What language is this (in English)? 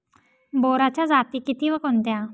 Marathi